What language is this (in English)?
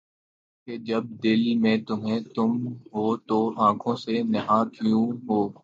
Urdu